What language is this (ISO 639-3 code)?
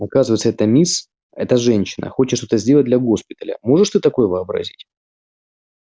rus